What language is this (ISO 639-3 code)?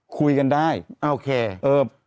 tha